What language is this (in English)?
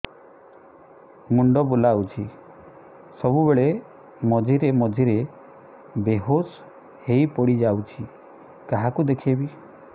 Odia